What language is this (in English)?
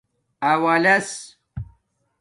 Domaaki